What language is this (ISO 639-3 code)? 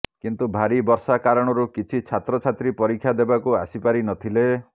ori